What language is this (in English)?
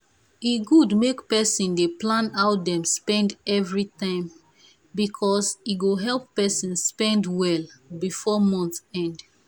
Nigerian Pidgin